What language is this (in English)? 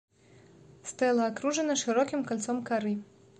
Belarusian